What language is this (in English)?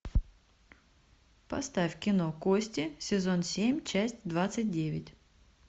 Russian